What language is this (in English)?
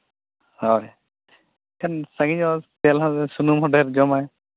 Santali